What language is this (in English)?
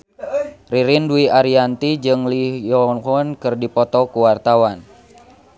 Sundanese